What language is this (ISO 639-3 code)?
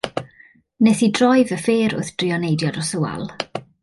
cym